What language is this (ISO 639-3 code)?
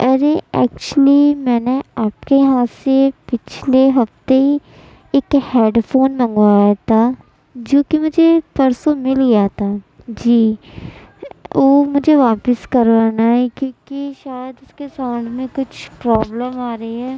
urd